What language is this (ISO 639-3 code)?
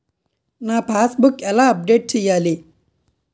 tel